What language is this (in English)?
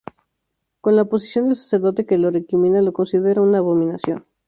Spanish